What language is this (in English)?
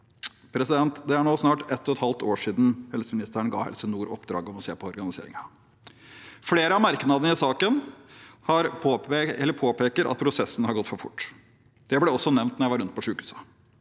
Norwegian